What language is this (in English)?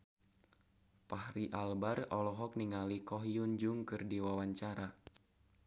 Sundanese